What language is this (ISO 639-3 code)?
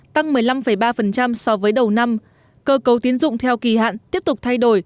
vie